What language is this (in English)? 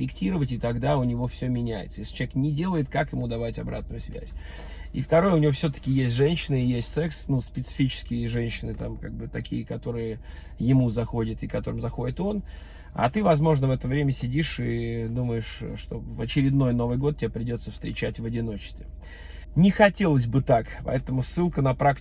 Russian